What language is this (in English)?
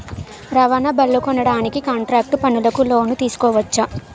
Telugu